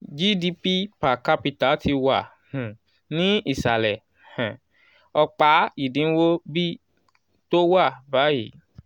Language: Yoruba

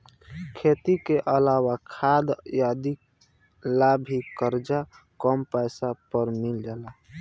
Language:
Bhojpuri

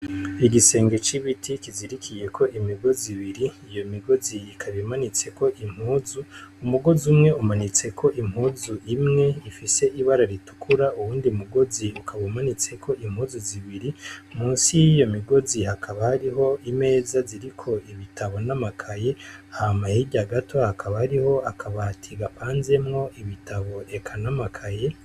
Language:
Rundi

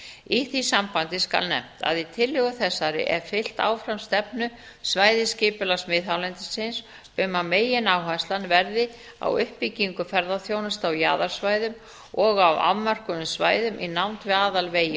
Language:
Icelandic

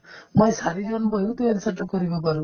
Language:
Assamese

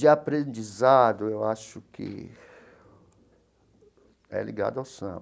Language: Portuguese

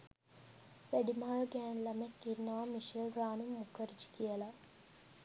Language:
Sinhala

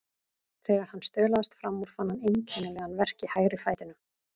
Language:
Icelandic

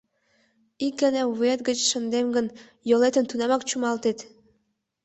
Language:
Mari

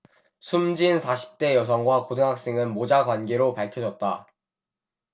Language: Korean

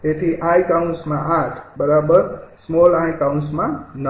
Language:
Gujarati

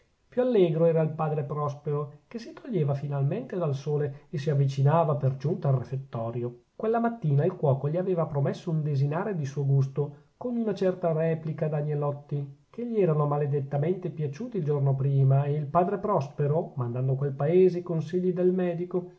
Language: Italian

